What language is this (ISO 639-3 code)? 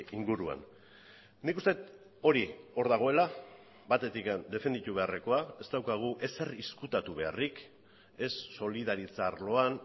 eus